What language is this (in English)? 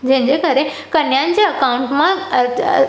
Sindhi